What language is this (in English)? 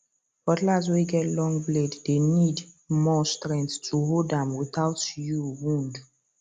Nigerian Pidgin